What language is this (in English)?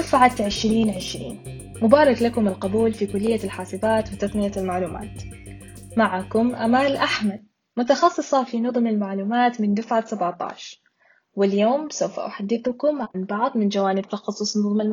Arabic